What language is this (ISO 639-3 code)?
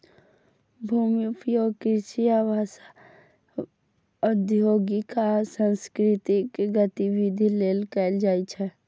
mai